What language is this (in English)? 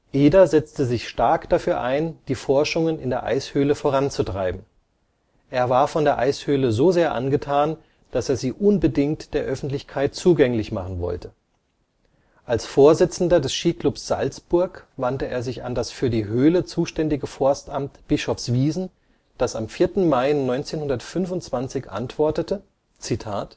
German